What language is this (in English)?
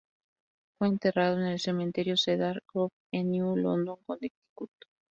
Spanish